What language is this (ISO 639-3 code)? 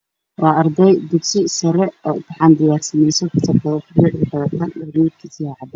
som